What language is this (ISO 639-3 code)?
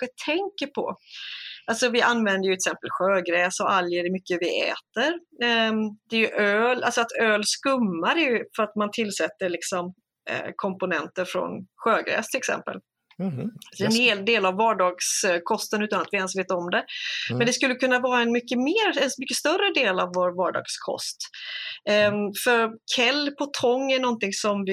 swe